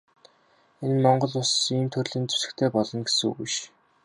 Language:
Mongolian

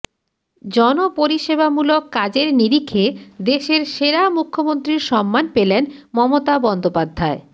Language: Bangla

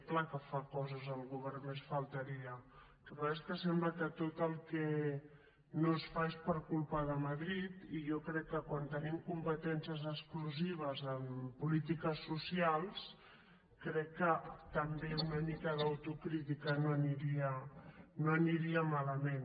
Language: Catalan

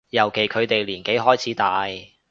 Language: Cantonese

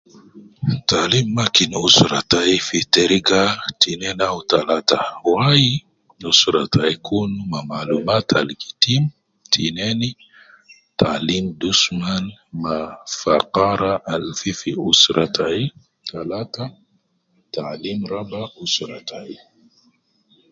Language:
Nubi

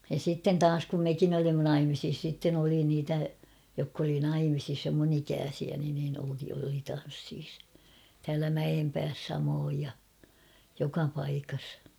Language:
Finnish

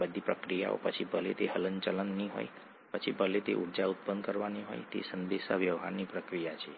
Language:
Gujarati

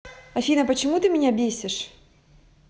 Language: Russian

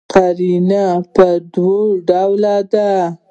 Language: Pashto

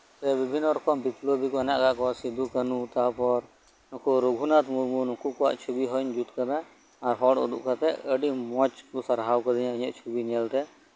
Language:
Santali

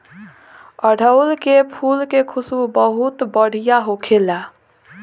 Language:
Bhojpuri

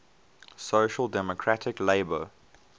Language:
English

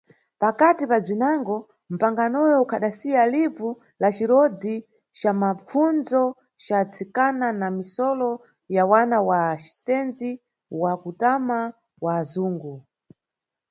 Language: Nyungwe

